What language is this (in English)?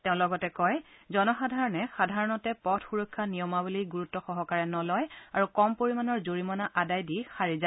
Assamese